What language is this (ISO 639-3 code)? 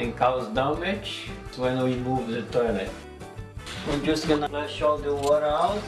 eng